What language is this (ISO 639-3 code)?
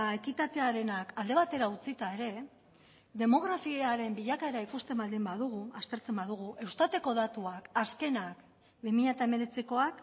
eus